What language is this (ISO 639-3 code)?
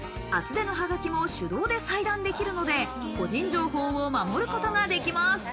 jpn